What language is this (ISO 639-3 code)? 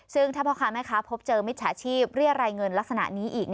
tha